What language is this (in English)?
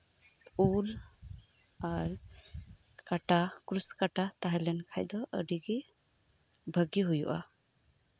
Santali